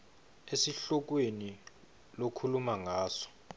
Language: Swati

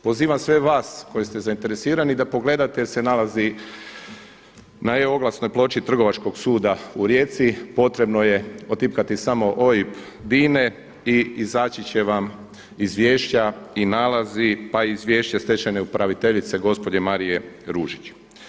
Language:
Croatian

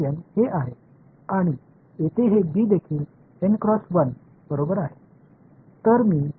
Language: Marathi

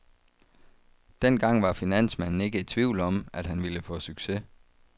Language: Danish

